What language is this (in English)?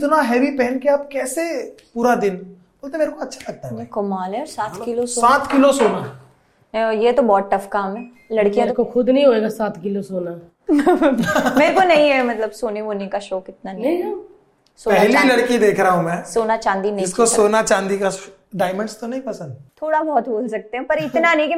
Hindi